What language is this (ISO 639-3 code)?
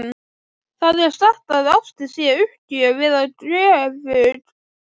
isl